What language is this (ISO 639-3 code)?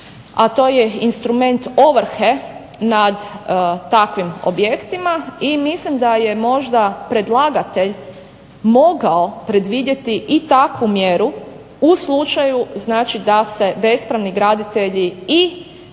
hrv